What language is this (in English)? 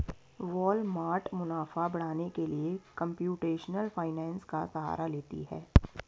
Hindi